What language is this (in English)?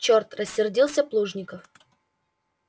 Russian